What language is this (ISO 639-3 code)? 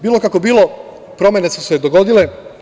srp